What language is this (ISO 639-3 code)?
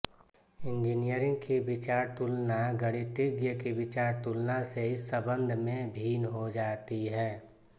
hin